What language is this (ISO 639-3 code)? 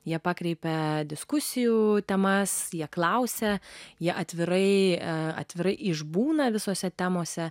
lit